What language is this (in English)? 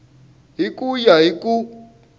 Tsonga